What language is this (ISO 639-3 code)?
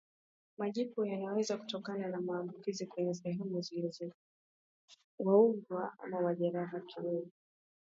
swa